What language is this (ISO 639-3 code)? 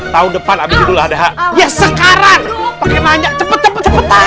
ind